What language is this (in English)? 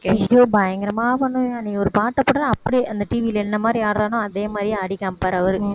Tamil